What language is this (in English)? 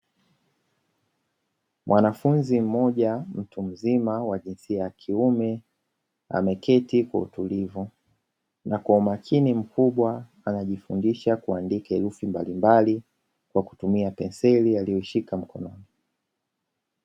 Swahili